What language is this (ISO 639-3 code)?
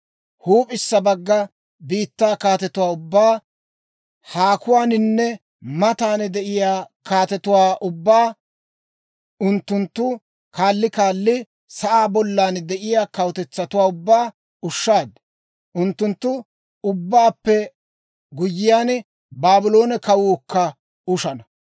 dwr